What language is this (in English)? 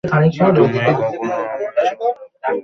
Bangla